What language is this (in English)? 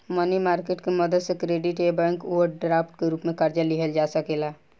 Bhojpuri